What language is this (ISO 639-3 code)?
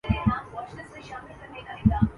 urd